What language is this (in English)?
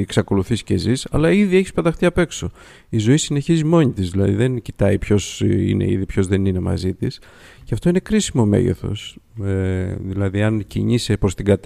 Greek